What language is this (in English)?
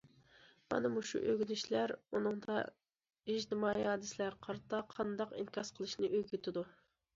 Uyghur